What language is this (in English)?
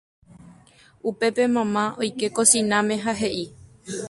Guarani